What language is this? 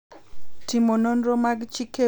Luo (Kenya and Tanzania)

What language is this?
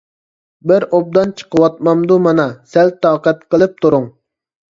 Uyghur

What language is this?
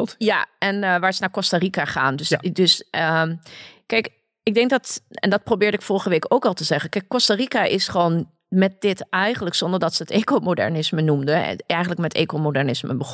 Dutch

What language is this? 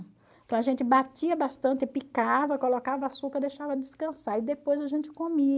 Portuguese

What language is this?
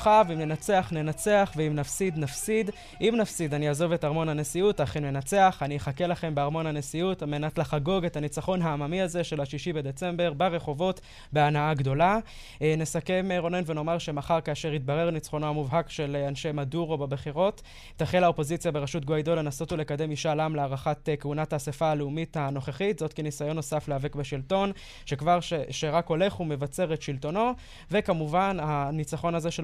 Hebrew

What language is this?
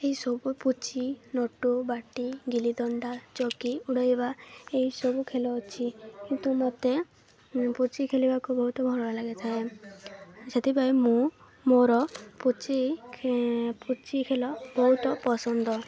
Odia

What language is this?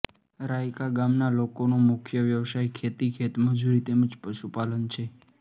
Gujarati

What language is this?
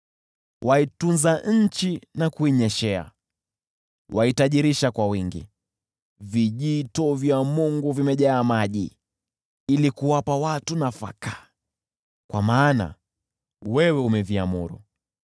Swahili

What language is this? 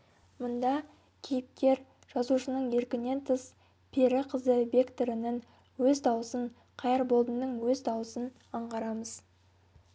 Kazakh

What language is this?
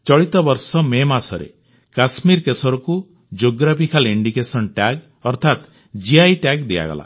Odia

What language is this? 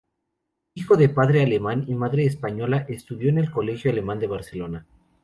Spanish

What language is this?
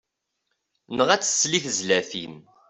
Kabyle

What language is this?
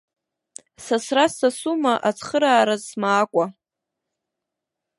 Abkhazian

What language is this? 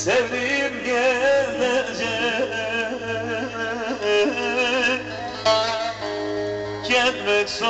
Arabic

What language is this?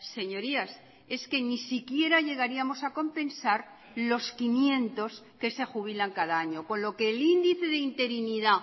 Spanish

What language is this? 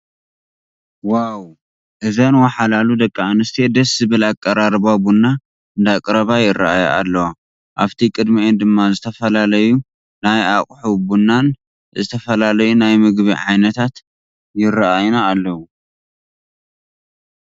Tigrinya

